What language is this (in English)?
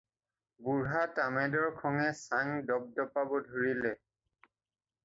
Assamese